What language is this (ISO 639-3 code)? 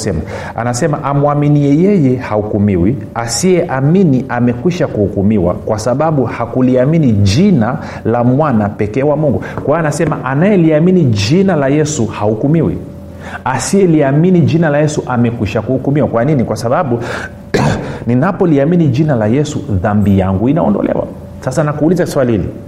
swa